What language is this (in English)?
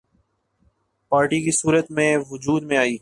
Urdu